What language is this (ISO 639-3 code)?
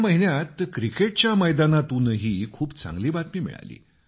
mar